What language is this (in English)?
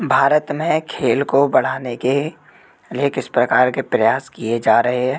Hindi